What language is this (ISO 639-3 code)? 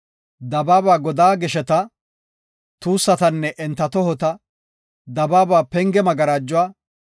gof